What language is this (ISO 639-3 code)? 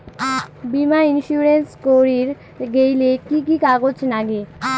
ben